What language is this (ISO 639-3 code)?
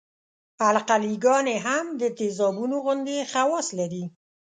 pus